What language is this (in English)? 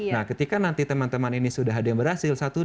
Indonesian